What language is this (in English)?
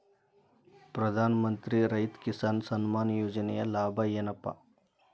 Kannada